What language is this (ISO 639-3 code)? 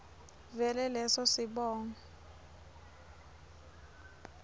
ssw